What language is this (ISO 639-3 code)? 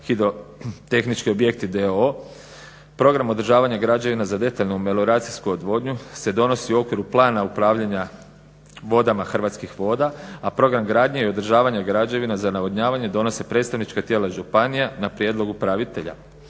hrv